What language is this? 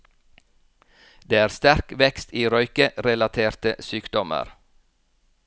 Norwegian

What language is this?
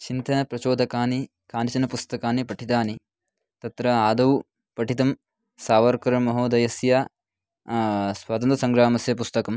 Sanskrit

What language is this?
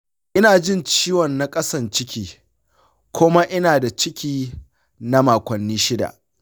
Hausa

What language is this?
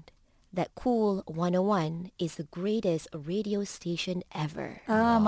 Malay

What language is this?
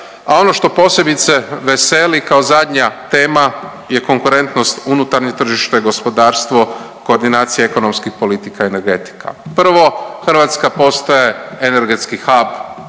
Croatian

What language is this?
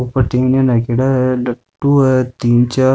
Rajasthani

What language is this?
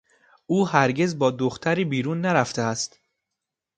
Persian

